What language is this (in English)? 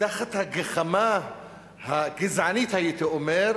Hebrew